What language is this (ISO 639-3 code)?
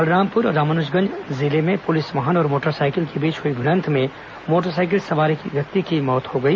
hin